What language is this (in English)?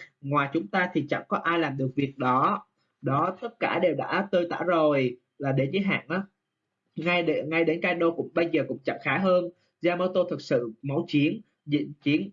Vietnamese